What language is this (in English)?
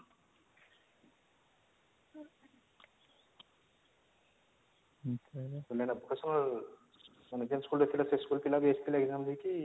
Odia